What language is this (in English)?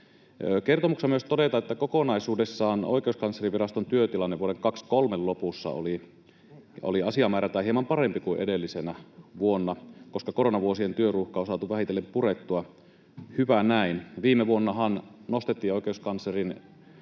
Finnish